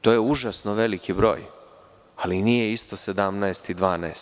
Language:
Serbian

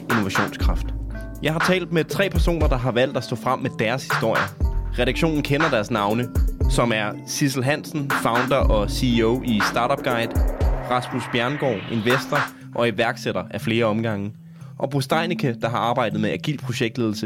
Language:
Danish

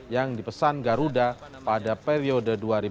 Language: Indonesian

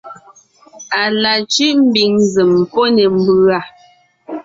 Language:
Ngiemboon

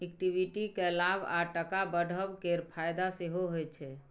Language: Maithili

